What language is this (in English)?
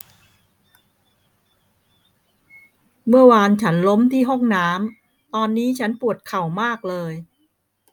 Thai